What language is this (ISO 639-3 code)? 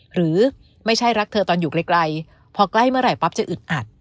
tha